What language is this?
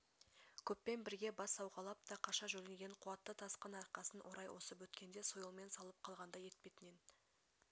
Kazakh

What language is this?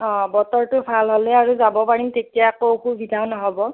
Assamese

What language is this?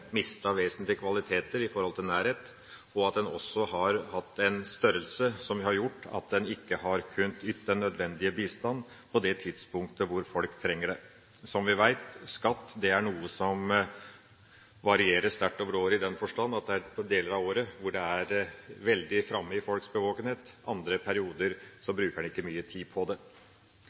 Norwegian Bokmål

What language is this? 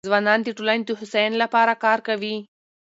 Pashto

